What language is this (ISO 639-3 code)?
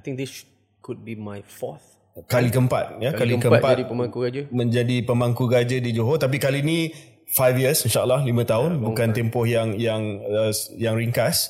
msa